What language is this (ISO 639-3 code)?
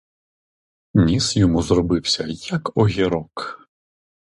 ukr